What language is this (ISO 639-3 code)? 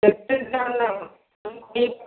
ori